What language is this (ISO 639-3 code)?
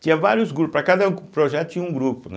por